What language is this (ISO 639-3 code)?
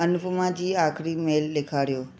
snd